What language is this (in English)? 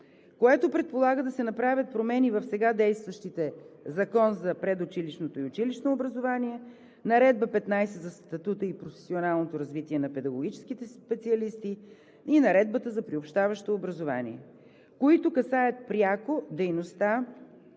Bulgarian